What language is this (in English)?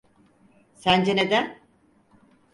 Turkish